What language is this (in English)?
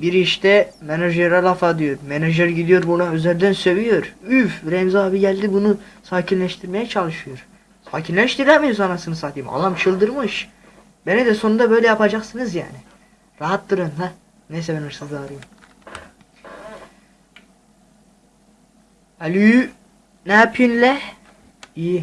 Turkish